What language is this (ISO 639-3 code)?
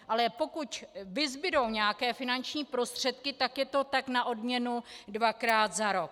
ces